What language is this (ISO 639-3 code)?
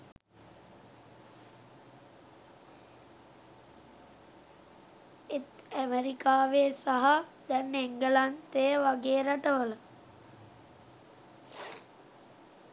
sin